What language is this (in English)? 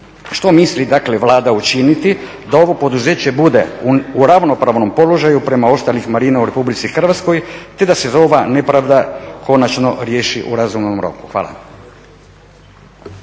Croatian